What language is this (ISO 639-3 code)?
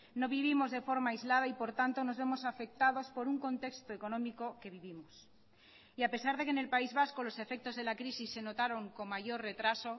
spa